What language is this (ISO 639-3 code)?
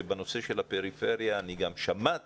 heb